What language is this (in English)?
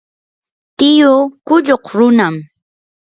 Yanahuanca Pasco Quechua